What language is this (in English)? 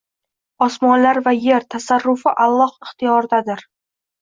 Uzbek